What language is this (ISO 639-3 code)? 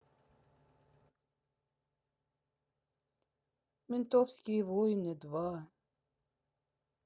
rus